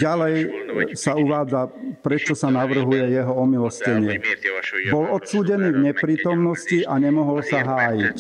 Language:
Slovak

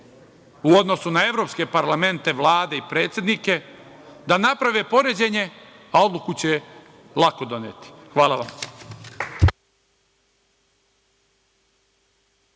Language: Serbian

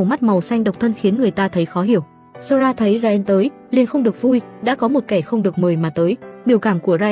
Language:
Vietnamese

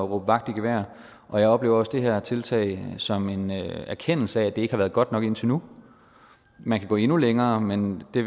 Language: Danish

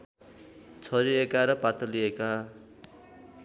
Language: Nepali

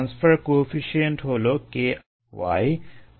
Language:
Bangla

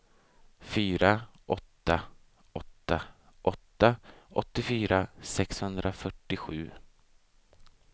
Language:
Swedish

